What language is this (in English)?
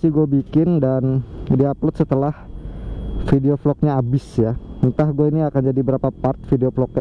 Indonesian